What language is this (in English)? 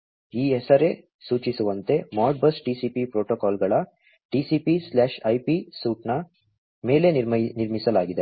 Kannada